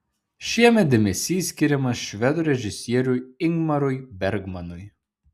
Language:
Lithuanian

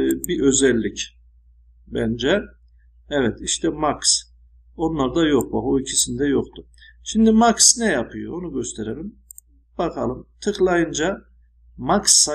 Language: Turkish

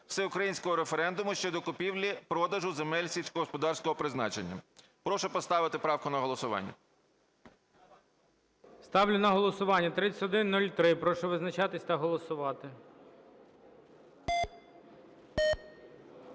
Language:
Ukrainian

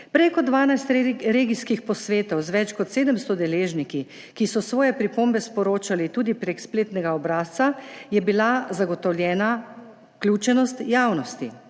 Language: Slovenian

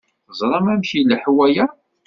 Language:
Kabyle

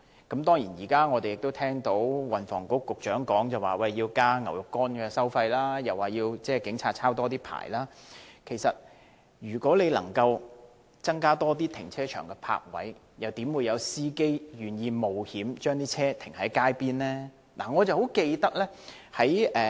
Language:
Cantonese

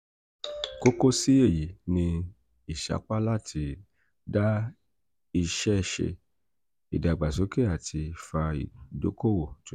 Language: Yoruba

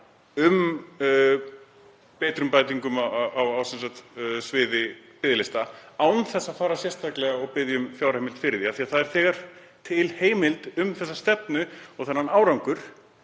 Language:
Icelandic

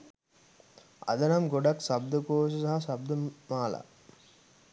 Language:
Sinhala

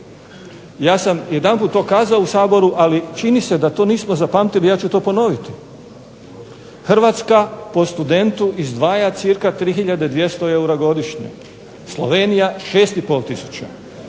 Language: Croatian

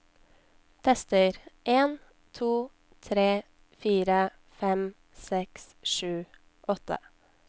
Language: Norwegian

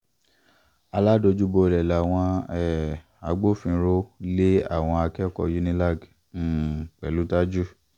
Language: Yoruba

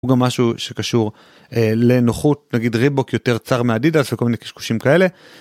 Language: Hebrew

